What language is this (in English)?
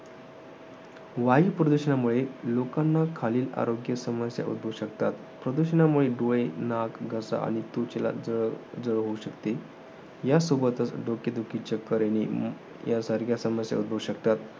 Marathi